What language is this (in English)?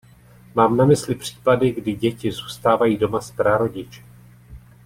Czech